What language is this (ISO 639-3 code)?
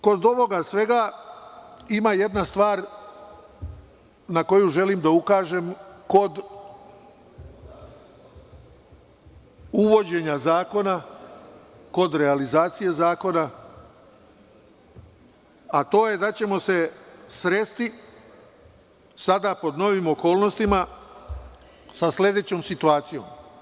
srp